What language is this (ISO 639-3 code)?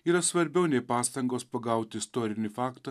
lit